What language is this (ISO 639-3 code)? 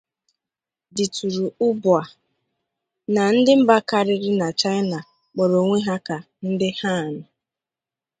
ibo